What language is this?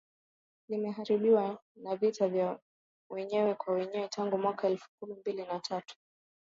Swahili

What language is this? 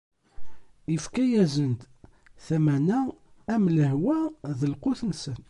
Kabyle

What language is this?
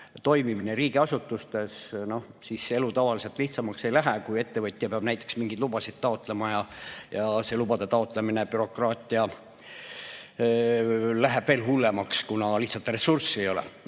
Estonian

